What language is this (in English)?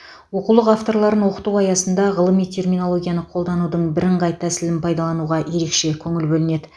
Kazakh